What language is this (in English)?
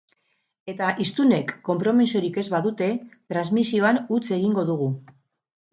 Basque